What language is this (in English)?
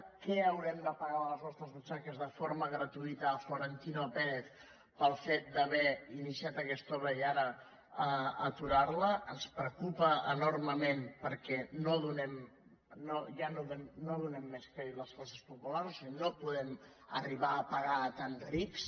Catalan